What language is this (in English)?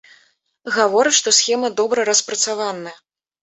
Belarusian